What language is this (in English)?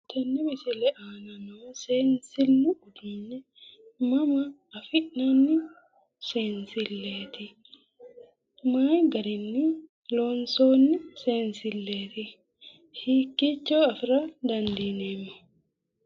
Sidamo